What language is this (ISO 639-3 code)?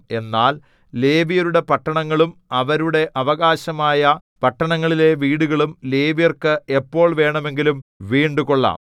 mal